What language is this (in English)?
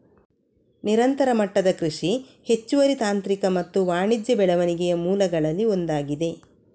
Kannada